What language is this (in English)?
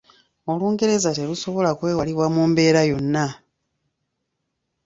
Ganda